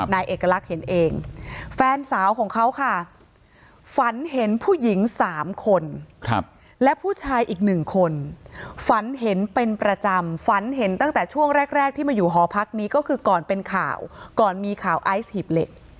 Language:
Thai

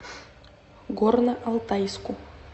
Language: Russian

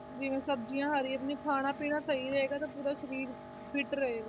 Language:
Punjabi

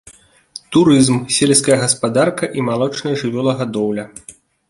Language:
Belarusian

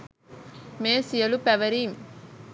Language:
Sinhala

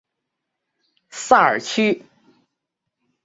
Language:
Chinese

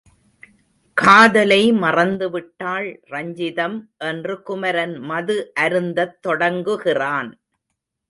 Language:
Tamil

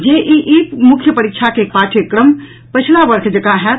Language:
Maithili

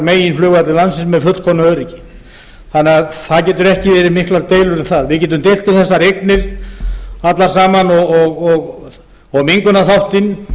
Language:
Icelandic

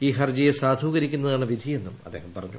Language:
Malayalam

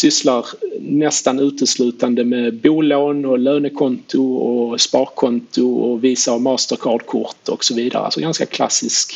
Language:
Swedish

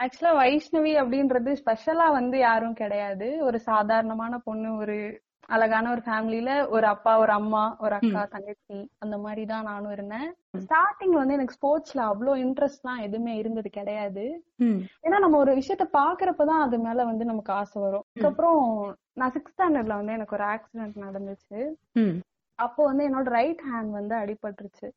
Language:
Tamil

